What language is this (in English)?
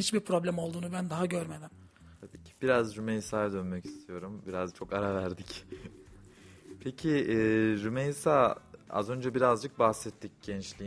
Turkish